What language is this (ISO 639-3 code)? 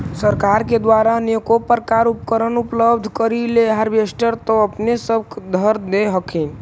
mag